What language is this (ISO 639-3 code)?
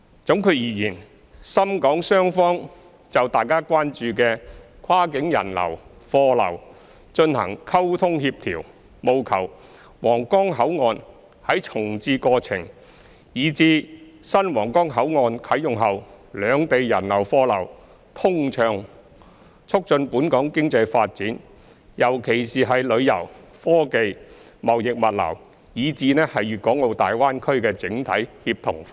yue